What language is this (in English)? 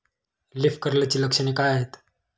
Marathi